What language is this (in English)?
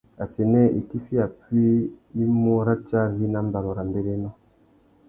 Tuki